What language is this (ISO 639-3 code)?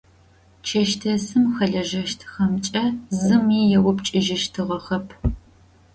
ady